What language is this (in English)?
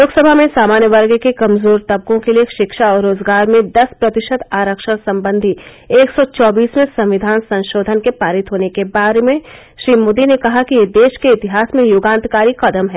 Hindi